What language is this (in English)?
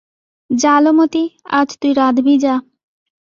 Bangla